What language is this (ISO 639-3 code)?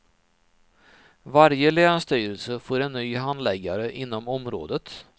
swe